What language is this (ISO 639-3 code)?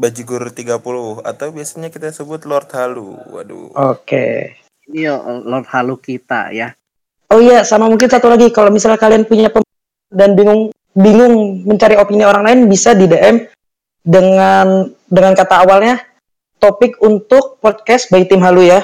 ind